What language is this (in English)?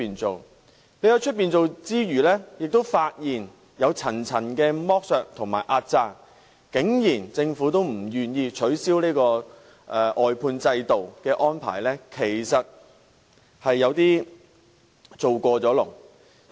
Cantonese